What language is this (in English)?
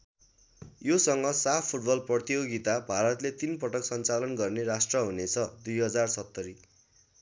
Nepali